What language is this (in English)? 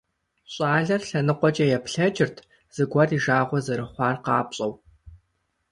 Kabardian